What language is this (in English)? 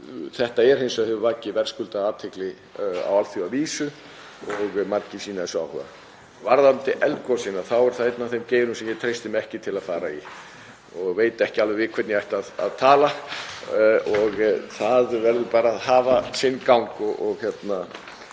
Icelandic